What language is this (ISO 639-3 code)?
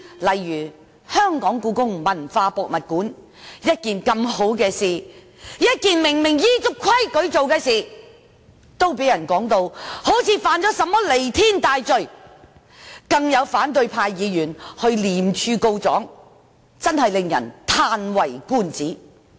yue